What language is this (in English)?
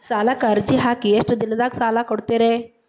Kannada